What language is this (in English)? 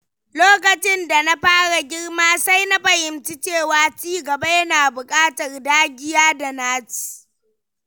Hausa